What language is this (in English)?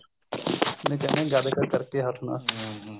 Punjabi